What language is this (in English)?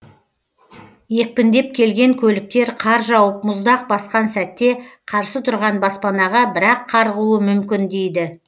Kazakh